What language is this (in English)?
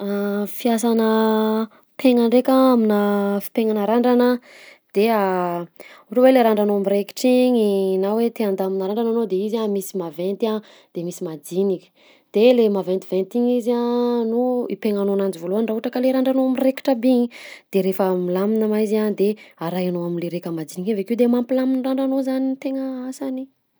Southern Betsimisaraka Malagasy